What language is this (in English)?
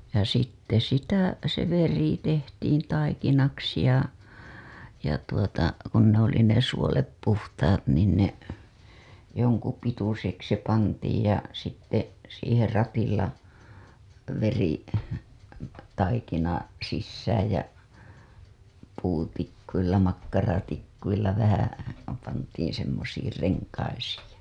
Finnish